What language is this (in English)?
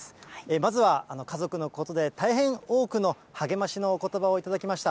Japanese